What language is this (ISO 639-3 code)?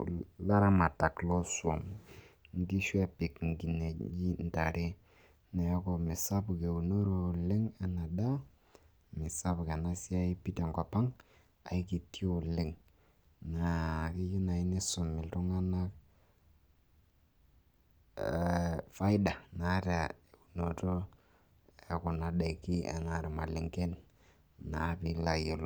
mas